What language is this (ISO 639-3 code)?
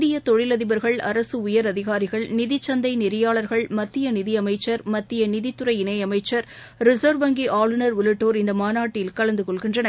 tam